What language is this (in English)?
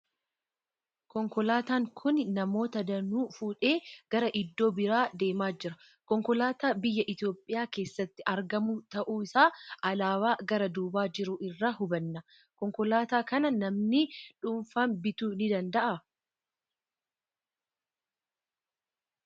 Oromo